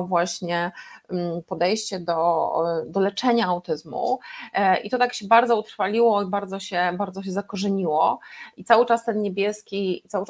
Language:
Polish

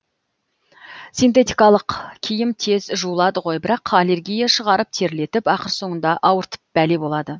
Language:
Kazakh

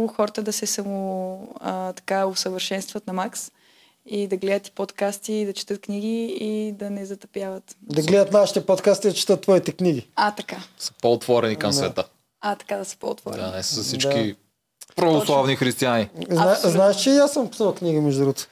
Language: Bulgarian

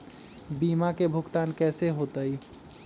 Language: Magahi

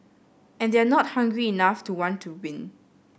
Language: English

